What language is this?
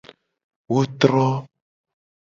Gen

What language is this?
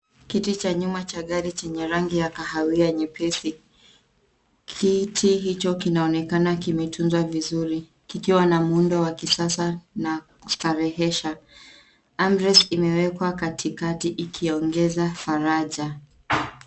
Swahili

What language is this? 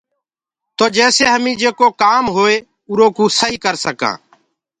Gurgula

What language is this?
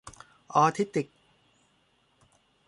Thai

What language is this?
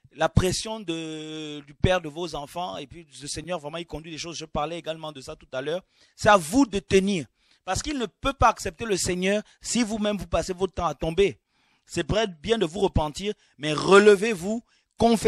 French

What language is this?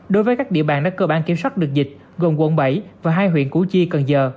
Vietnamese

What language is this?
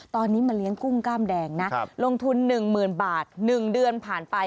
Thai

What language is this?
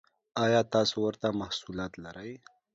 Pashto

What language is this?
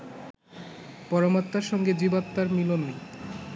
Bangla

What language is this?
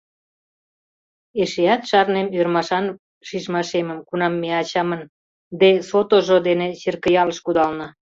Mari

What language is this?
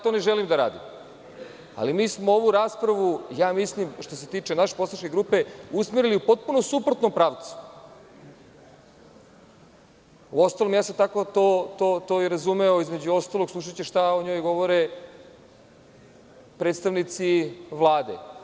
Serbian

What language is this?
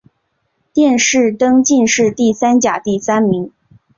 Chinese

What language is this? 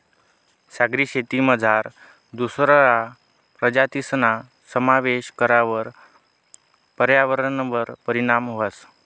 Marathi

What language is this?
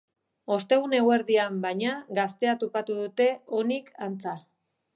Basque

